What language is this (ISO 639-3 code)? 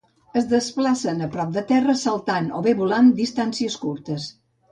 cat